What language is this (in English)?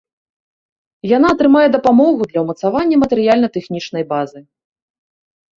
Belarusian